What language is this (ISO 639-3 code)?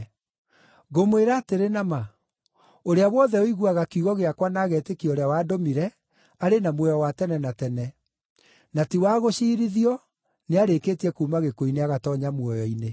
kik